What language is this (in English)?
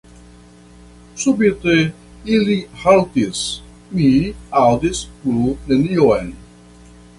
Esperanto